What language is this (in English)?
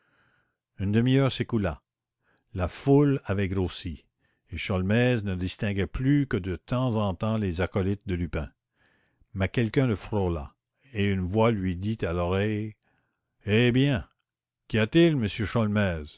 French